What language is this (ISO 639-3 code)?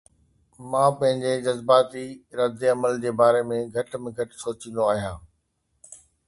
snd